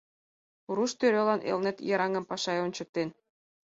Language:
Mari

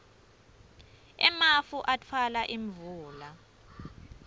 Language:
Swati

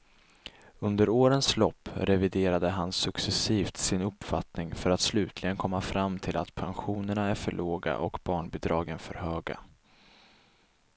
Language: Swedish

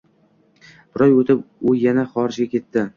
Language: Uzbek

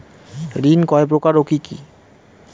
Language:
Bangla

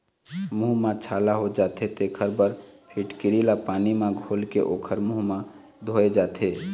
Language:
Chhattisgarhi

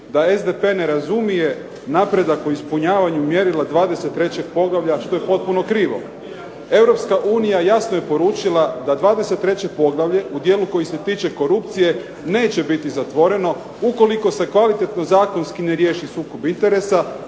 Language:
Croatian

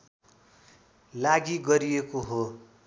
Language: Nepali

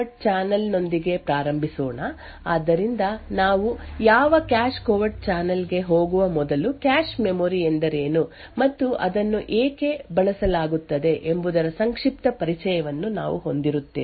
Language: Kannada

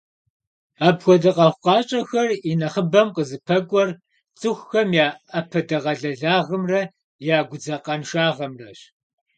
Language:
Kabardian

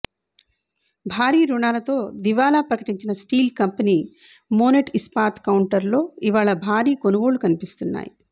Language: Telugu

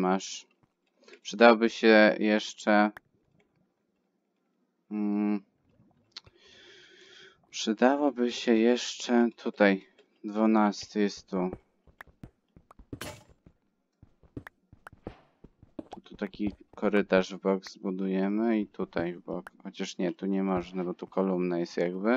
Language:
Polish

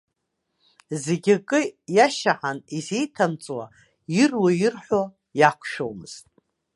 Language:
Abkhazian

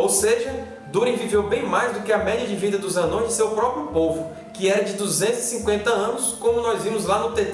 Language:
Portuguese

